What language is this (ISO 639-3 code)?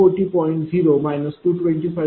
mar